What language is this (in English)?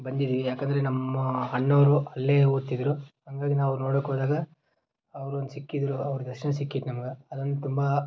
Kannada